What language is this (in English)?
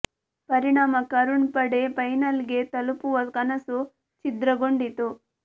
Kannada